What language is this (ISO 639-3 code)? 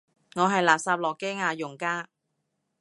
yue